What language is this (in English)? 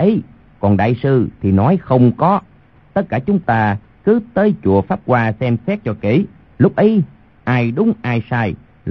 Vietnamese